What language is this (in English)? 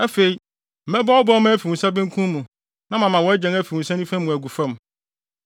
Akan